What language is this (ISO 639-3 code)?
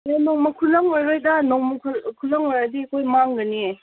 mni